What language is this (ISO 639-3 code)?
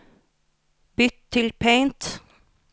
nor